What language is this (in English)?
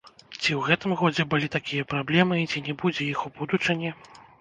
Belarusian